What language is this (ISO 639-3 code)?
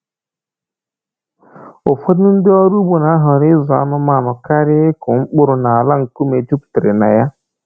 ibo